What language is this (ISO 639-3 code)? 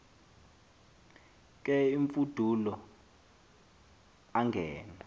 xho